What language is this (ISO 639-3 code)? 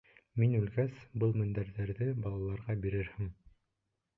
bak